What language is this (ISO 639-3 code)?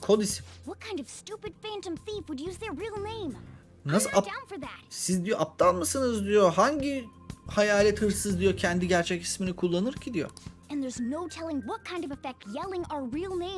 tur